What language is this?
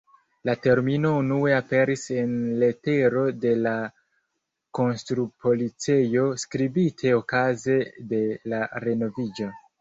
Esperanto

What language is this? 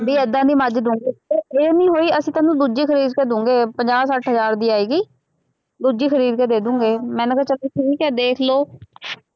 Punjabi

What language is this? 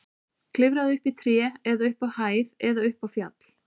Icelandic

